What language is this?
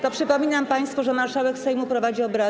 Polish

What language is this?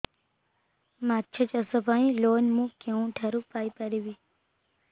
Odia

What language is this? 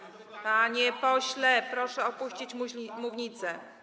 Polish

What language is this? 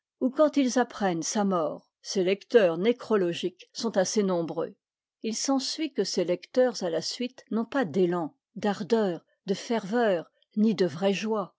French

